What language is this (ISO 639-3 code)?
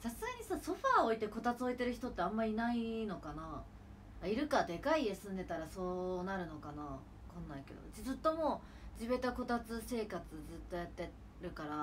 jpn